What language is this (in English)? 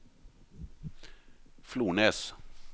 Norwegian